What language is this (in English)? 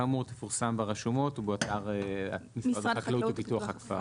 Hebrew